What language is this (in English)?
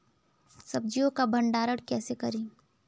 Hindi